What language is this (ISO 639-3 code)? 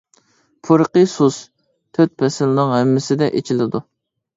uig